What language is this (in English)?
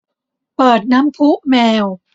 Thai